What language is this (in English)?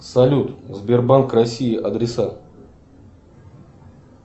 Russian